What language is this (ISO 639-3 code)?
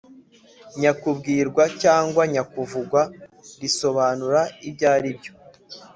kin